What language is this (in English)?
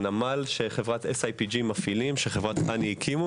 Hebrew